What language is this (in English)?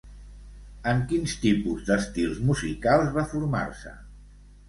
Catalan